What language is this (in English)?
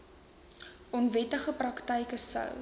Afrikaans